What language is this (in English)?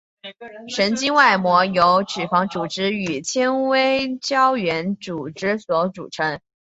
Chinese